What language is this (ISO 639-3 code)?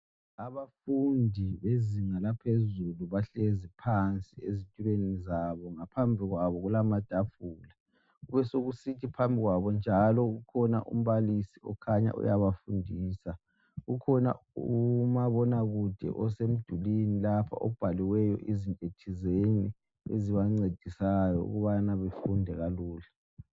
nde